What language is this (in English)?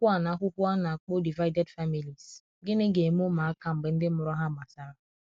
Igbo